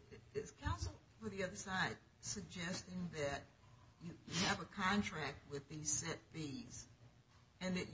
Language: English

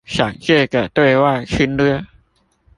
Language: Chinese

